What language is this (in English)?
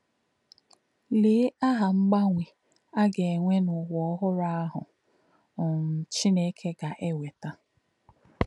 Igbo